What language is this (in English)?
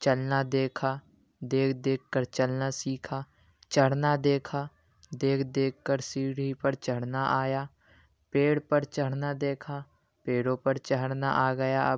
Urdu